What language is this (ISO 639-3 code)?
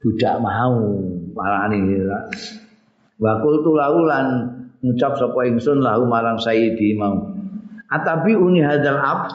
ind